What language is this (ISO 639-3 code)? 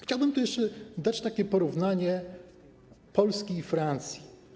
pol